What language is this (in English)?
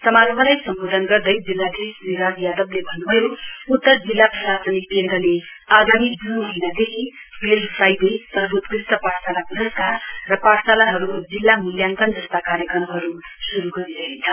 Nepali